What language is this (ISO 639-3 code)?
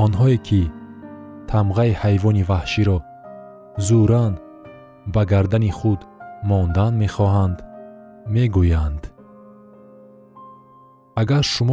fas